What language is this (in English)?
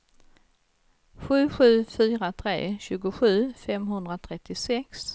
Swedish